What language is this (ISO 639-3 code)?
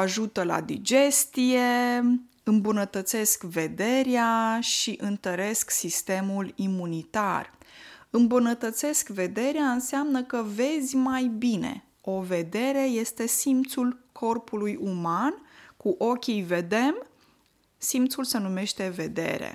ron